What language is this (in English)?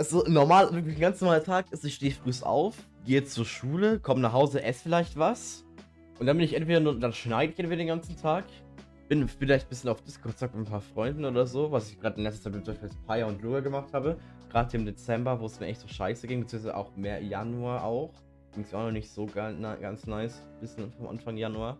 German